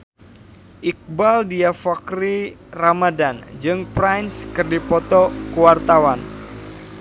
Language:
Sundanese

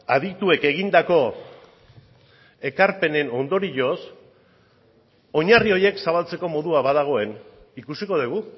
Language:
Basque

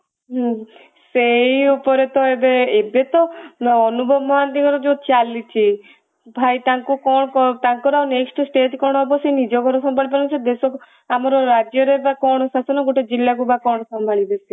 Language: Odia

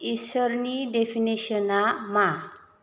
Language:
Bodo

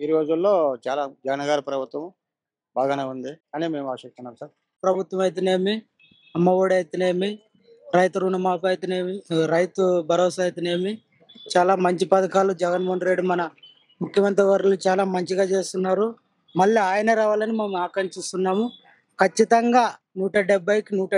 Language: Telugu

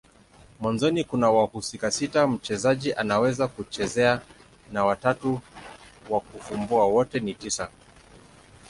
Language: Swahili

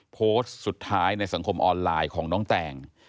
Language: Thai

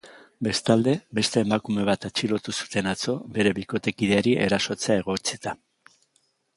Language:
Basque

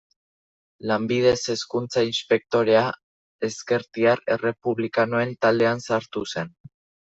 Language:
Basque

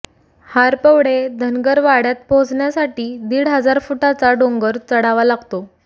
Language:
Marathi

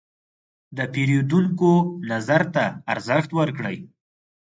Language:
Pashto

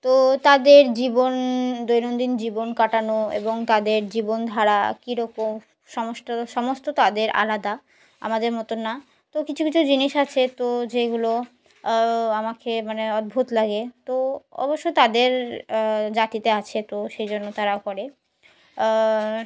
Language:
Bangla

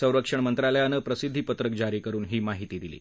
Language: Marathi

